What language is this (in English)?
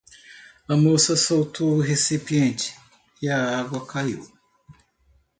Portuguese